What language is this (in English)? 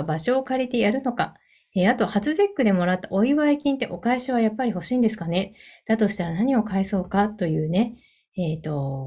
Japanese